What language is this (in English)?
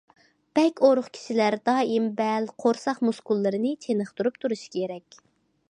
Uyghur